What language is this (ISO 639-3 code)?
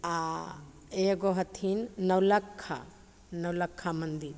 mai